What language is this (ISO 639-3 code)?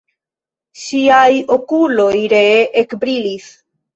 epo